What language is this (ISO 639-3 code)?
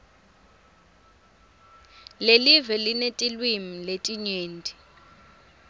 ssw